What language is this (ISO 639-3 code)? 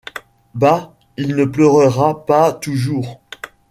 fra